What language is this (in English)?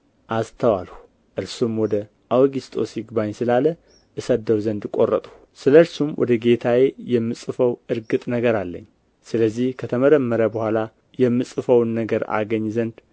Amharic